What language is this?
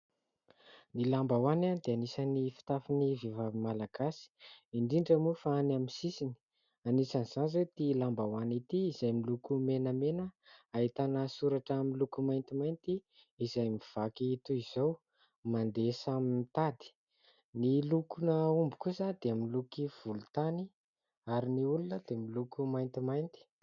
Malagasy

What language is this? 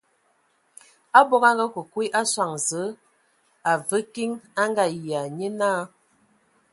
Ewondo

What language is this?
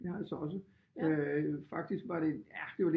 Danish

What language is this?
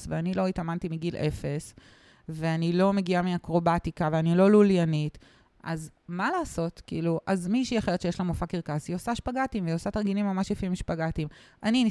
Hebrew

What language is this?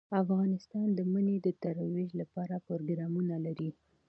Pashto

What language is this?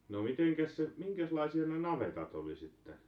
Finnish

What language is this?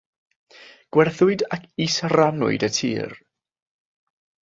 Welsh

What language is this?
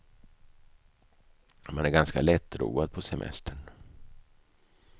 Swedish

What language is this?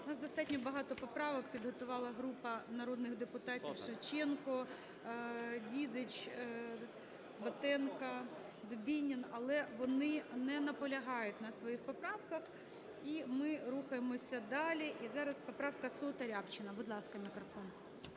Ukrainian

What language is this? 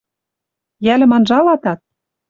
Western Mari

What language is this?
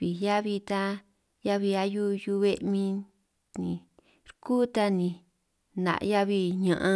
San Martín Itunyoso Triqui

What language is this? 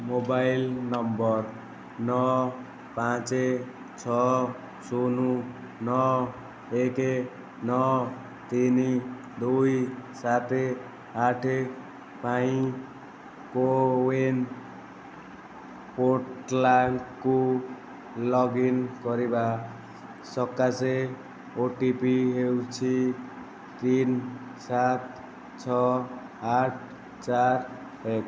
Odia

